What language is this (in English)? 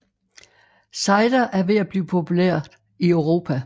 Danish